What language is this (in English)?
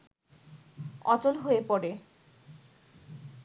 Bangla